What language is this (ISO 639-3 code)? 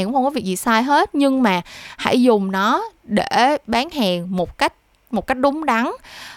vie